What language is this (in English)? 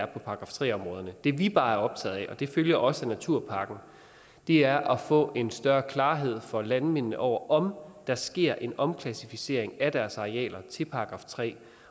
Danish